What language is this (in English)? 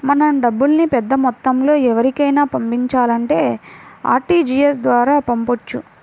Telugu